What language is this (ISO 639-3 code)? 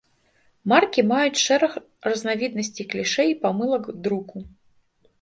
bel